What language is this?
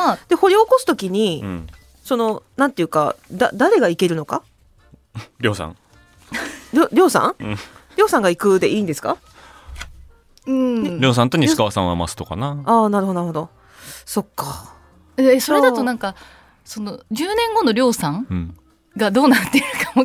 Japanese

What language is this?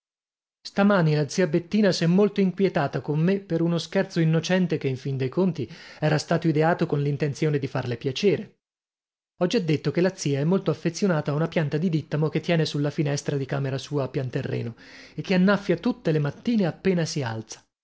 Italian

